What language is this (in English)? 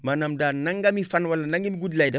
Wolof